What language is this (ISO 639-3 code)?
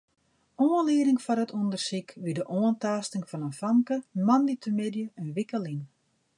fry